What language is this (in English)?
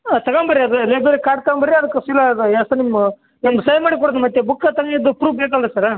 Kannada